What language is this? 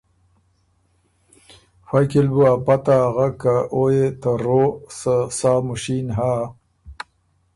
Ormuri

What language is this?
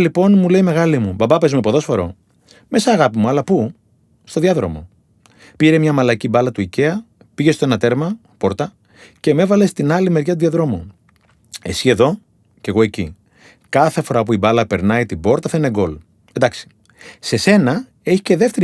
Greek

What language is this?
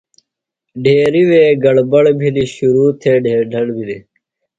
Phalura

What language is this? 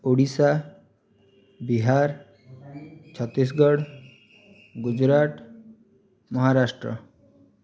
Odia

